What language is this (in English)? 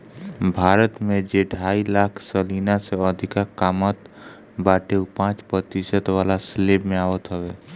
Bhojpuri